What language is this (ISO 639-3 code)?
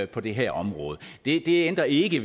dan